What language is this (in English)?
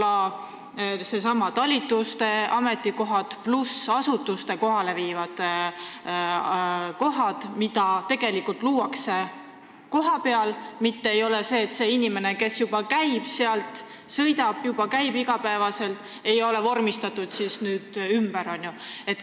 Estonian